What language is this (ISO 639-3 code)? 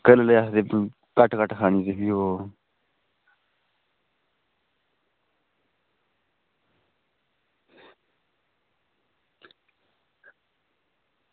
doi